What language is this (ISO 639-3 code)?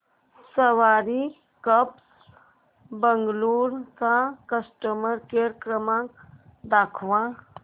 mar